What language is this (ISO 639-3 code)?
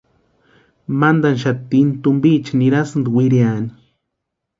pua